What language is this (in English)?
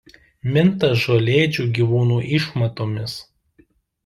Lithuanian